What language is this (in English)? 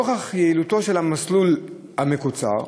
Hebrew